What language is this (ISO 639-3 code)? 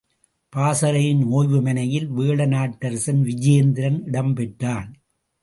tam